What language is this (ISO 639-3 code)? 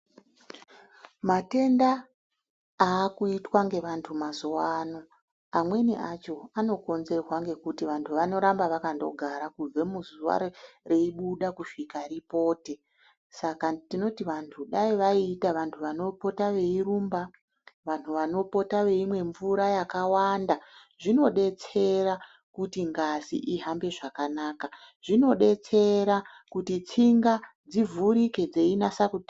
ndc